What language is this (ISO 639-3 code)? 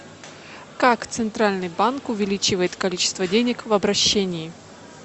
rus